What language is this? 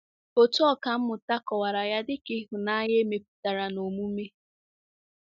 Igbo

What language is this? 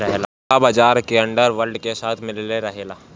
Bhojpuri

